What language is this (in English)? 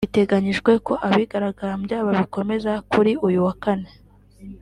Kinyarwanda